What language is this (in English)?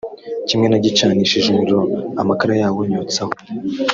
Kinyarwanda